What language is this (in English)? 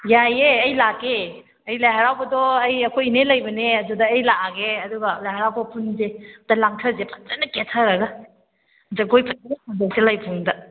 Manipuri